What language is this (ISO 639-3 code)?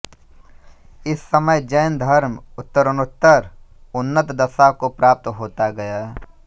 hin